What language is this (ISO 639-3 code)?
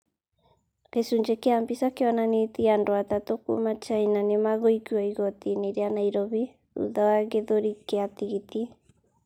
kik